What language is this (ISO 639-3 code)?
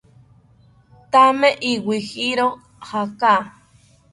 cpy